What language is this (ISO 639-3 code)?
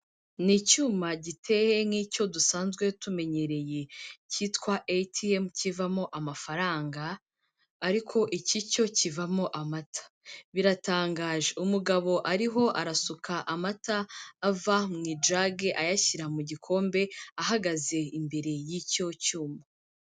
kin